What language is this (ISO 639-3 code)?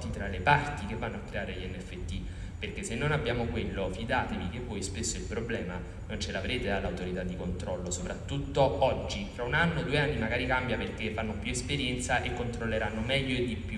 ita